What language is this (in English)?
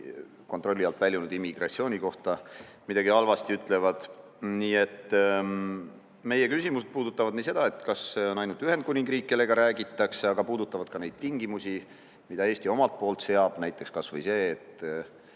Estonian